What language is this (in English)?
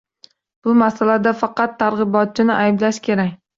Uzbek